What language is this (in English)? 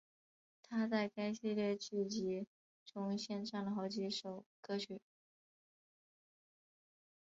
Chinese